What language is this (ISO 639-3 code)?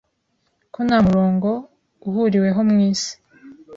kin